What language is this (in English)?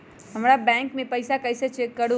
Magahi